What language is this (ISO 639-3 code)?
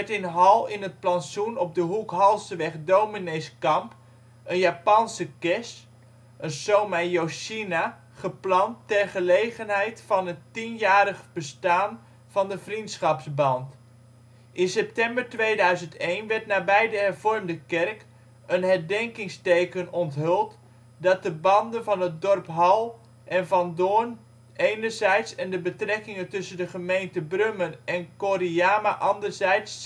nld